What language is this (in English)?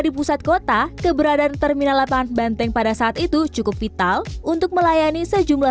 Indonesian